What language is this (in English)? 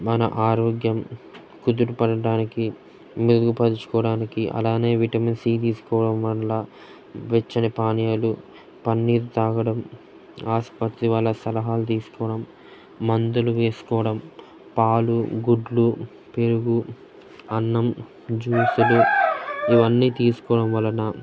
Telugu